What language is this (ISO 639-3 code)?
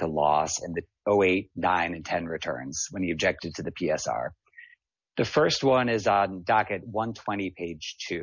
eng